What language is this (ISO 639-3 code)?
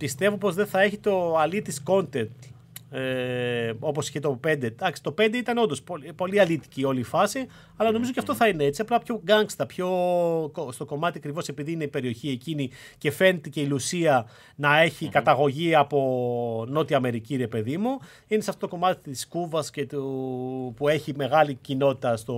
ell